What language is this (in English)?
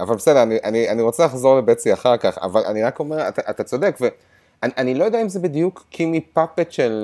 Hebrew